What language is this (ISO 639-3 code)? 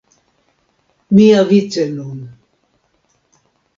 epo